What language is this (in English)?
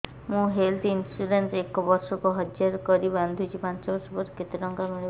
Odia